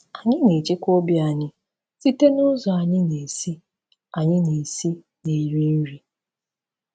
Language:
Igbo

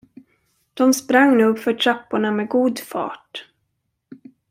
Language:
Swedish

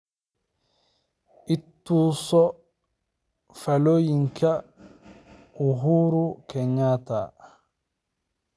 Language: Somali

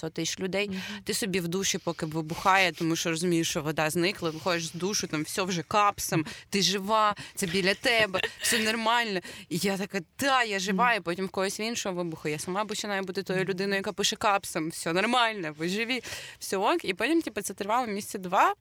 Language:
Ukrainian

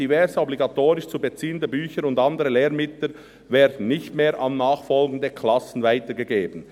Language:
Swiss German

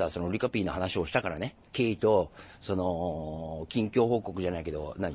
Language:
Japanese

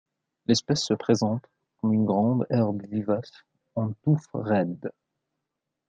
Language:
French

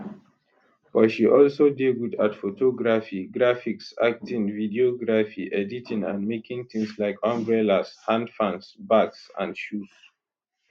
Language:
Nigerian Pidgin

